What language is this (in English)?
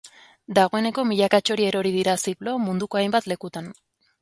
Basque